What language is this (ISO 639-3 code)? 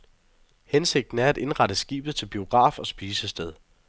dan